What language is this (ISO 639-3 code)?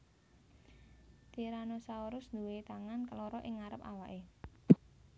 jav